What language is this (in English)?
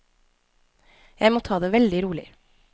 Norwegian